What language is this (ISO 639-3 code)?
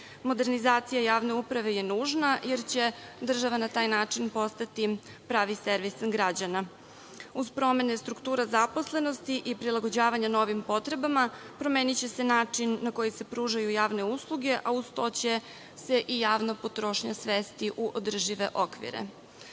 srp